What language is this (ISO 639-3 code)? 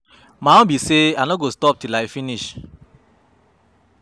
pcm